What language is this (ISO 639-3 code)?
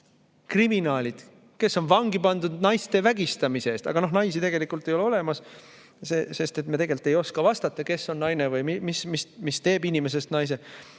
est